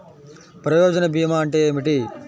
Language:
Telugu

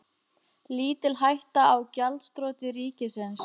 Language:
Icelandic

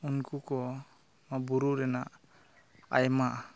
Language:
Santali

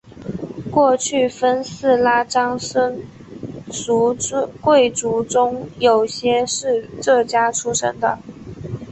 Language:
Chinese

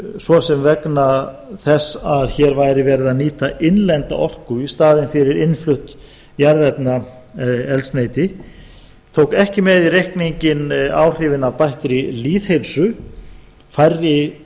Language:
Icelandic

